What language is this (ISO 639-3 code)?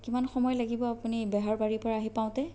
asm